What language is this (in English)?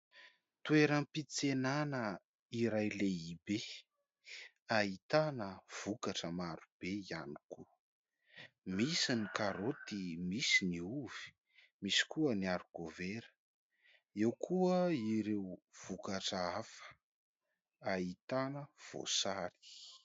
Malagasy